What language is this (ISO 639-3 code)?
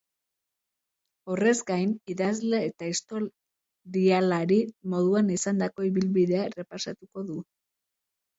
eus